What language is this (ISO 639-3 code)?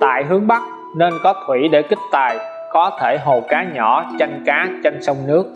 vie